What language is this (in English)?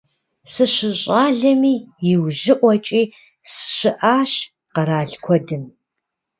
Kabardian